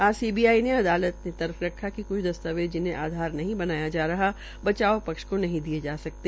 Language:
Hindi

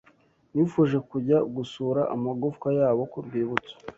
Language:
Kinyarwanda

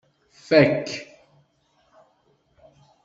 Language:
Kabyle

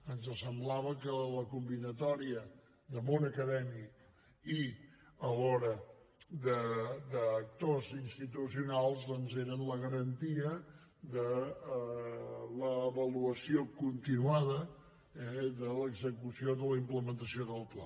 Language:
Catalan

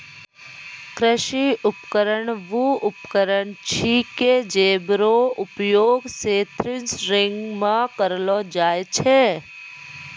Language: Maithili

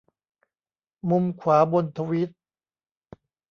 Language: Thai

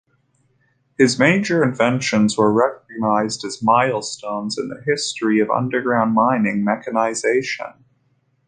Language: English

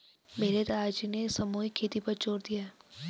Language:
Hindi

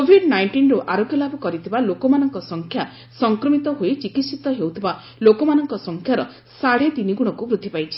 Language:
Odia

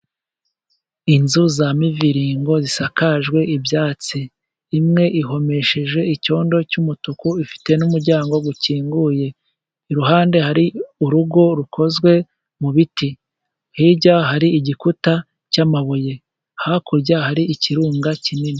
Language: Kinyarwanda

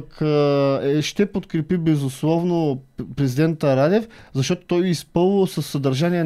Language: Bulgarian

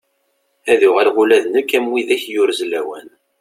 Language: Kabyle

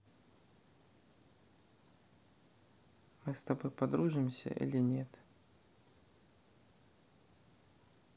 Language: Russian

